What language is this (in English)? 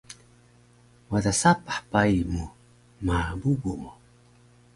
Taroko